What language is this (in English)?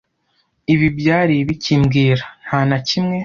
Kinyarwanda